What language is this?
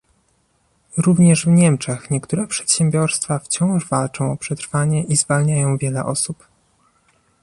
Polish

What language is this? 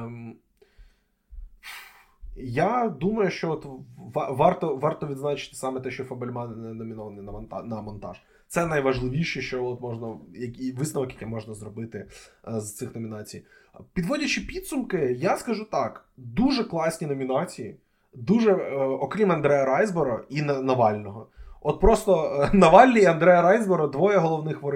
Ukrainian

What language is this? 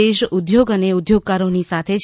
Gujarati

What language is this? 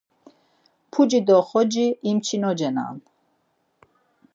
Laz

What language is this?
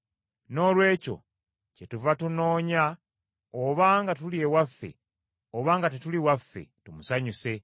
Ganda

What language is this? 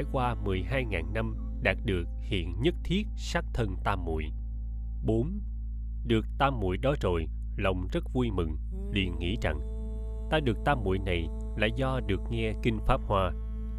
Vietnamese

